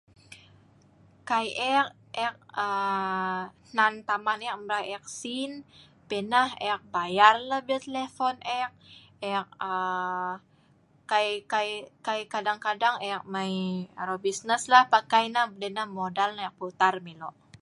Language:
Sa'ban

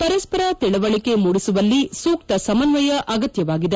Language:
Kannada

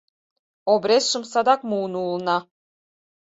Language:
Mari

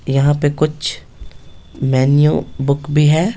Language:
Hindi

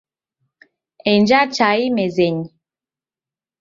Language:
Taita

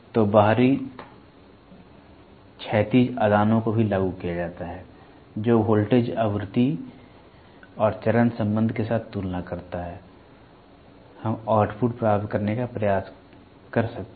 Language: Hindi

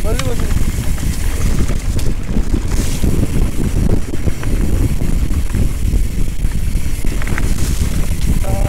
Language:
Korean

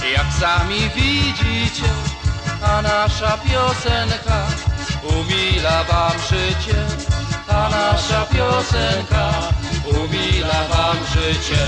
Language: Polish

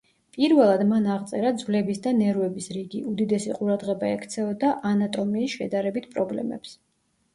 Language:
Georgian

